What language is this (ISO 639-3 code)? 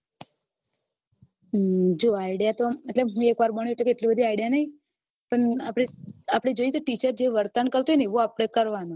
guj